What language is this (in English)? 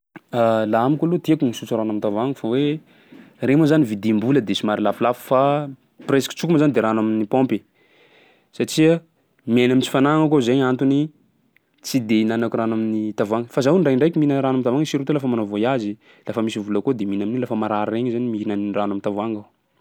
Sakalava Malagasy